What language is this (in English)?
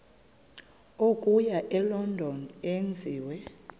Xhosa